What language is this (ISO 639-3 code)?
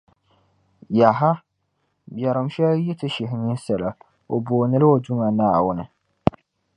dag